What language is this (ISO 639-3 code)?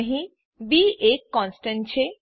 guj